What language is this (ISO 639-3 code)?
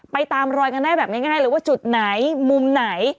tha